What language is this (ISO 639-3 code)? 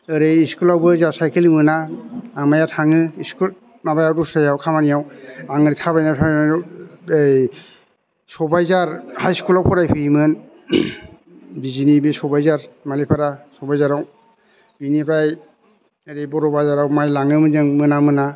brx